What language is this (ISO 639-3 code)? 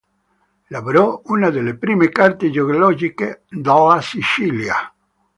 ita